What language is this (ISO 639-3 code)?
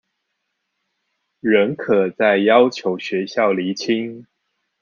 zho